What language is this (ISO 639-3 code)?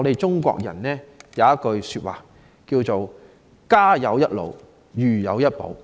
yue